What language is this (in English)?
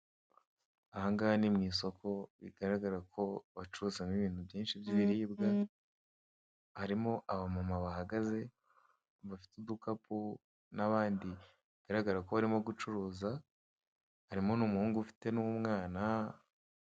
Kinyarwanda